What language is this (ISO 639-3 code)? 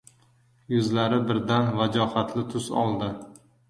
uzb